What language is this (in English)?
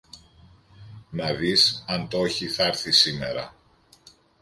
Greek